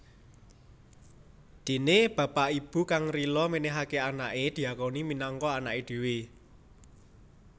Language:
Javanese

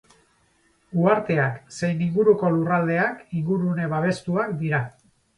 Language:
Basque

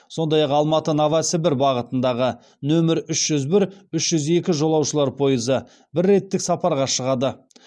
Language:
Kazakh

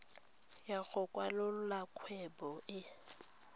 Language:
Tswana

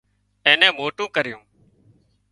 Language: Wadiyara Koli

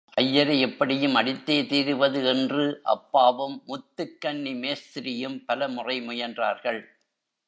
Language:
Tamil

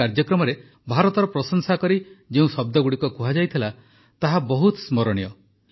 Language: Odia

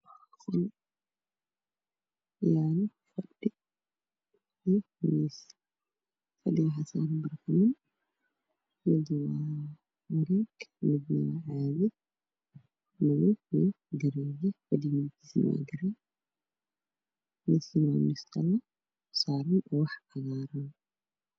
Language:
Somali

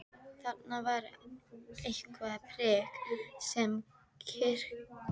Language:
Icelandic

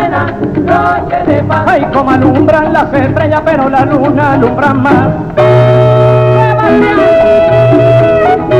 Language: Spanish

